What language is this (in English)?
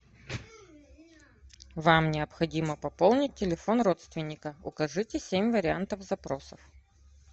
Russian